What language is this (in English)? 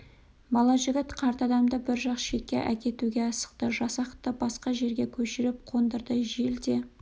Kazakh